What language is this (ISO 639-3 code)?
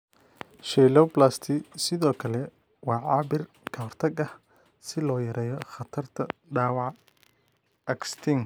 som